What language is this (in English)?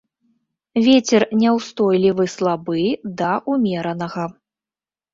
Belarusian